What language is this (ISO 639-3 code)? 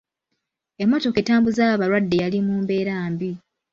lug